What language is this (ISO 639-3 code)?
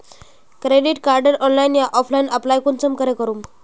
mag